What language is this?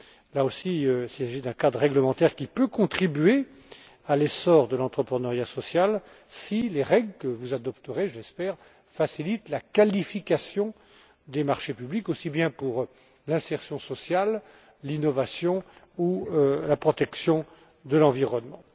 French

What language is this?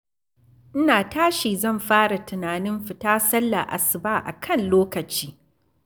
Hausa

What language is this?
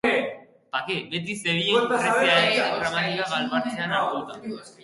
Basque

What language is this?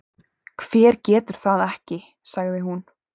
Icelandic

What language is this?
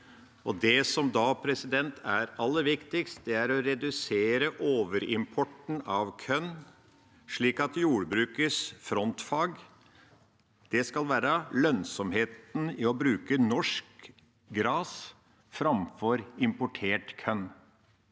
Norwegian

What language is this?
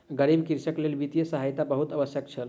Maithili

